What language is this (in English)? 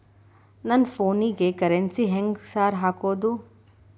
Kannada